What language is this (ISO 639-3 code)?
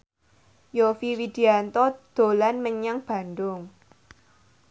jav